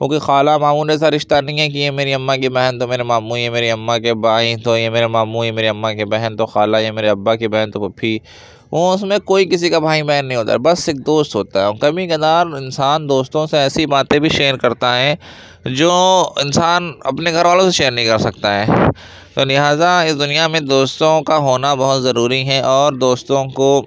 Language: Urdu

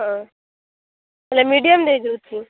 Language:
Odia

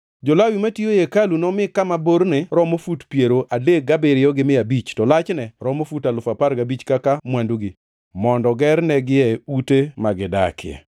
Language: Luo (Kenya and Tanzania)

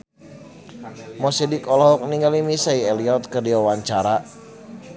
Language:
Sundanese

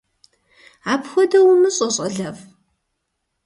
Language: Kabardian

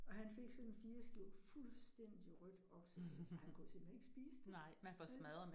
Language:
Danish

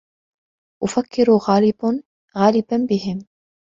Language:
Arabic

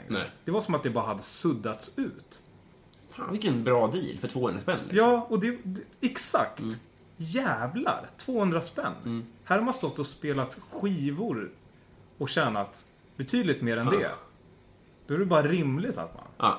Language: Swedish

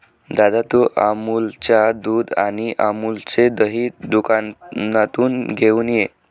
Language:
Marathi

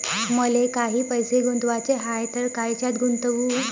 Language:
Marathi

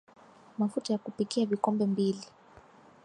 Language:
Swahili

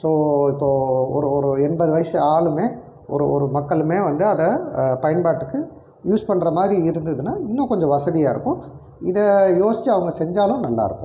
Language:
Tamil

